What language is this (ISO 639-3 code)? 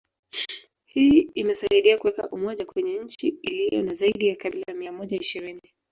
swa